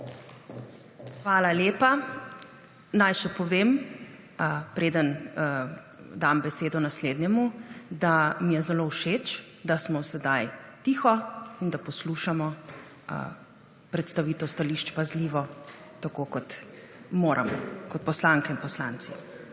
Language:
Slovenian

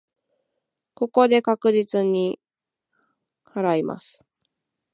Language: Japanese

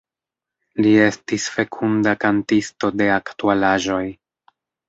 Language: Esperanto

